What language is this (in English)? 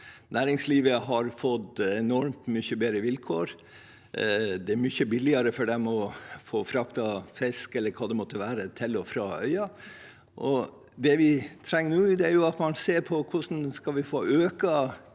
Norwegian